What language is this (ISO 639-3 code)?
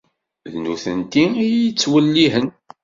kab